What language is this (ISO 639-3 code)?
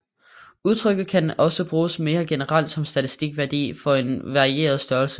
dan